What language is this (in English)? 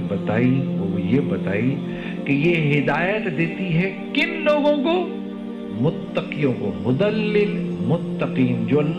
Urdu